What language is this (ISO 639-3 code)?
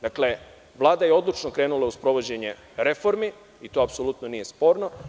srp